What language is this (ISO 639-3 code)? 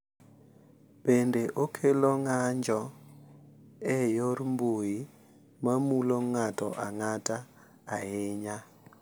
luo